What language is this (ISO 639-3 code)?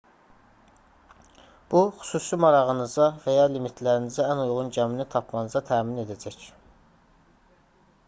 aze